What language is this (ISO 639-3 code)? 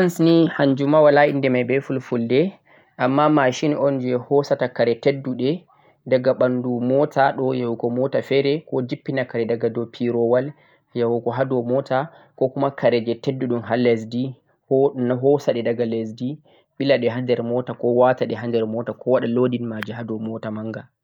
fuq